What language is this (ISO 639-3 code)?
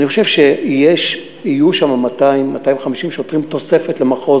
heb